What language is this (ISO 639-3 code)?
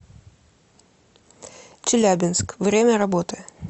rus